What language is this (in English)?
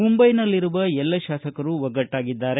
Kannada